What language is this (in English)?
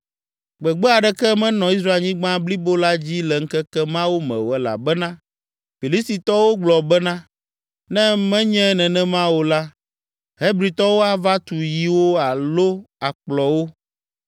Ewe